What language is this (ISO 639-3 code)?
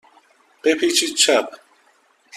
fas